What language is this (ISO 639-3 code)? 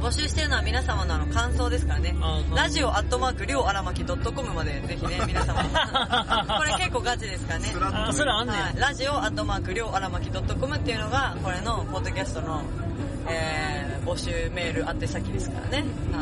jpn